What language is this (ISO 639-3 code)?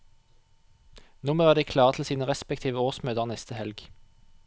nor